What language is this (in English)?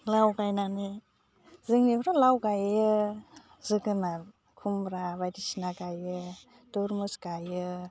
Bodo